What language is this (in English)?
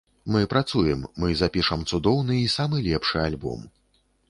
Belarusian